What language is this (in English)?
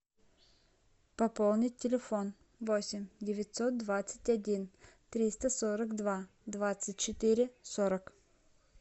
Russian